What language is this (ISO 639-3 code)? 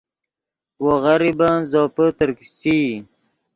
ydg